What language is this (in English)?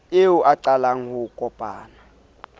Southern Sotho